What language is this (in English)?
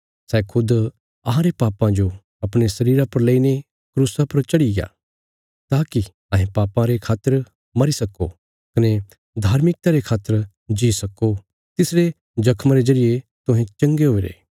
Bilaspuri